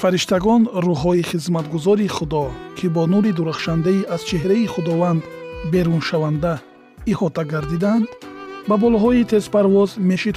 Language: Persian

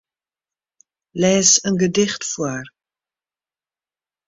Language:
Western Frisian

